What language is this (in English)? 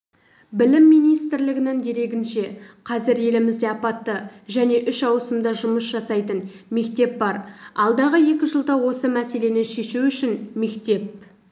Kazakh